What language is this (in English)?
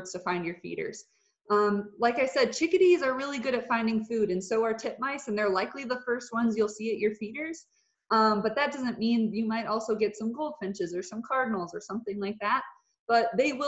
English